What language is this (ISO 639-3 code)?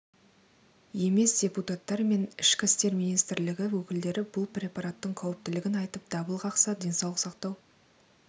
kaz